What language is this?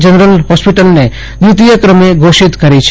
Gujarati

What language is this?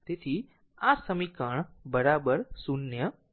Gujarati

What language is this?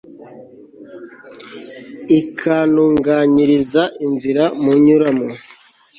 Kinyarwanda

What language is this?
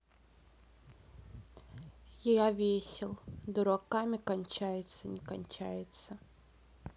Russian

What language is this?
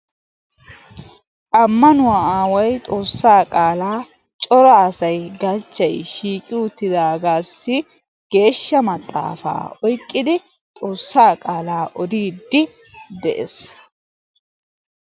Wolaytta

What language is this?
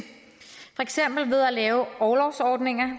Danish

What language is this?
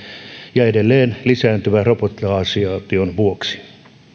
Finnish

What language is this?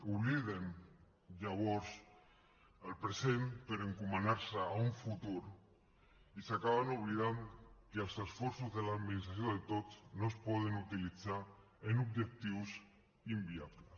Catalan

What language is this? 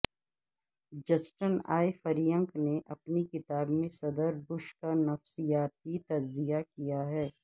Urdu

